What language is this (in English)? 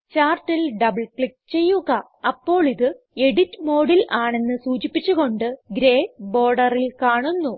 Malayalam